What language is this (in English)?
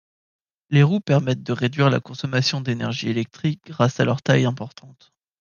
French